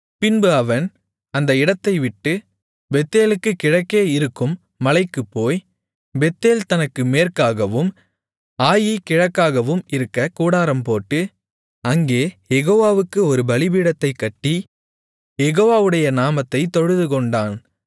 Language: Tamil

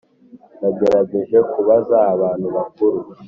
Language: Kinyarwanda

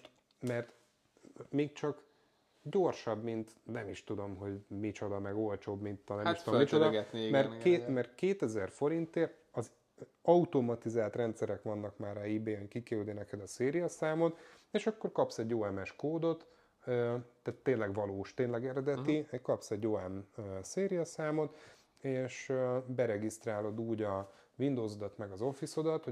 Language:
Hungarian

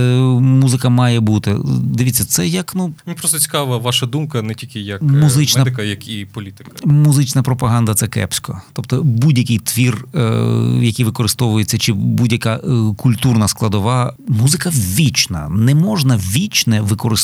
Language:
Ukrainian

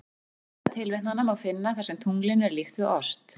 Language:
Icelandic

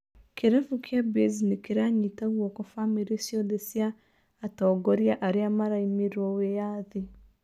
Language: Kikuyu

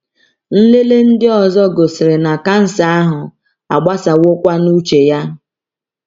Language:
Igbo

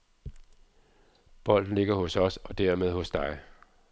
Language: Danish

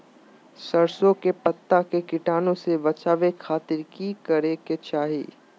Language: Magahi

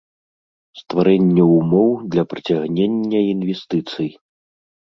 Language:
Belarusian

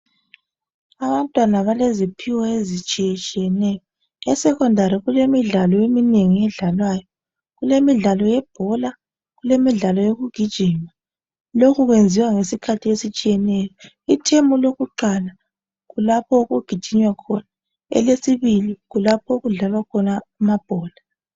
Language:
North Ndebele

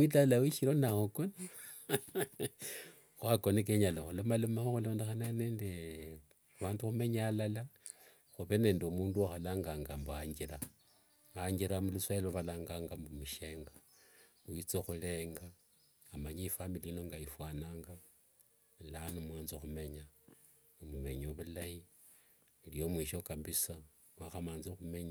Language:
Wanga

